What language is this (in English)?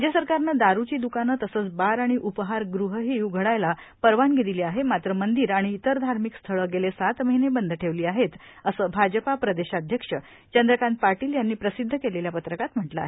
Marathi